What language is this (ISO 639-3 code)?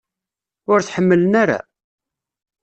kab